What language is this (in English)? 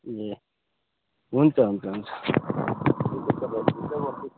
Nepali